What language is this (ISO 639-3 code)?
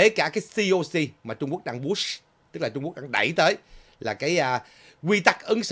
vie